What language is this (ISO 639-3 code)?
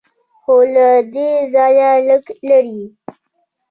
pus